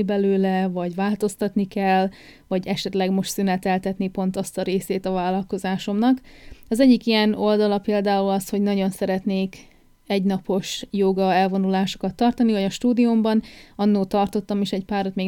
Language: Hungarian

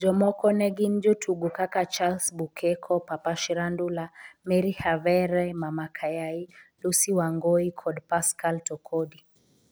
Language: Luo (Kenya and Tanzania)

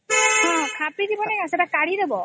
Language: Odia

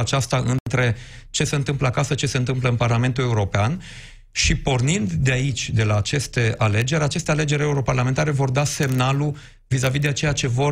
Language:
Romanian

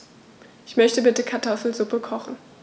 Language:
German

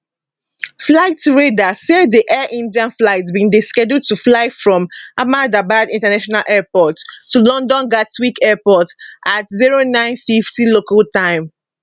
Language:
Nigerian Pidgin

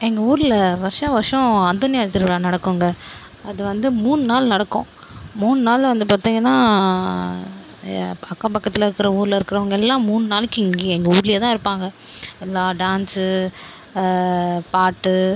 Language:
Tamil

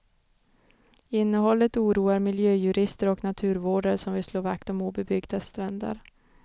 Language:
Swedish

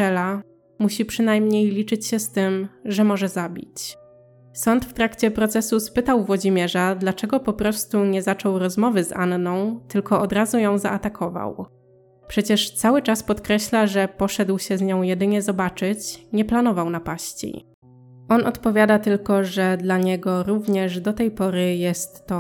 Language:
Polish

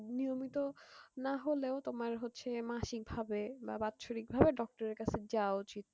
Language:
Bangla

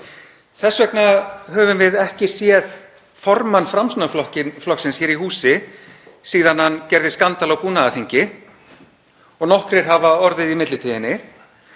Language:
Icelandic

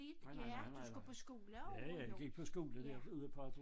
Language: Danish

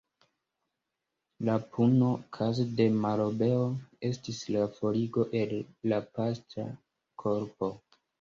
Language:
Esperanto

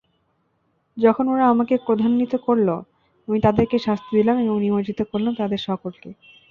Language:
Bangla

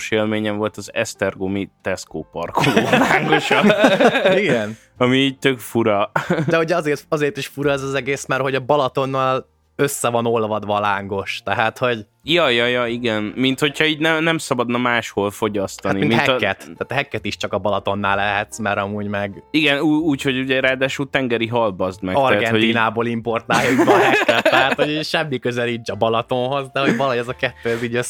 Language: Hungarian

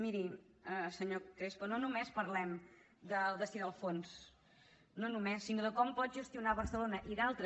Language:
Catalan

